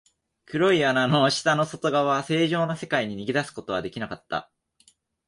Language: Japanese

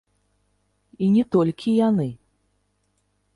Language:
Belarusian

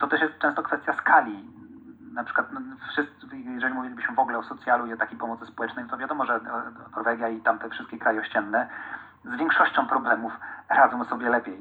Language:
Polish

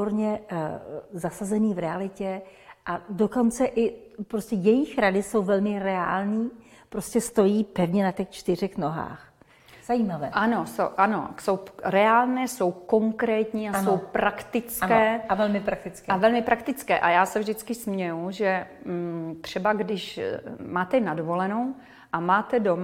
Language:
Czech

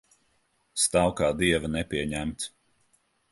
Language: Latvian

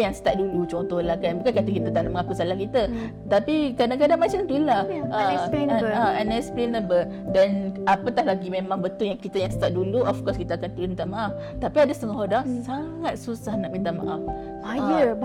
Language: Malay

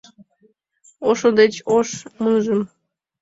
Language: Mari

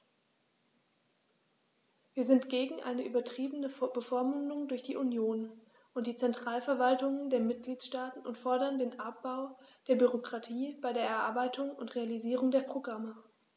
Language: German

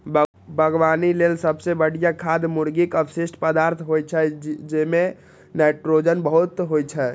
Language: Maithili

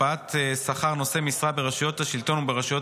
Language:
Hebrew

